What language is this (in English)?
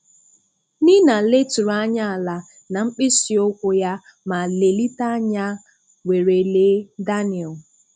Igbo